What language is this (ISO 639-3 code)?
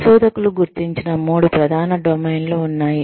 tel